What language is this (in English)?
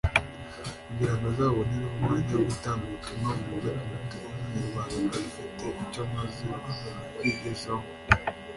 Kinyarwanda